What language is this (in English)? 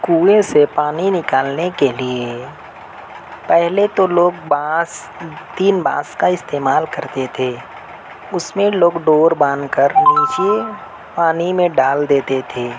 Urdu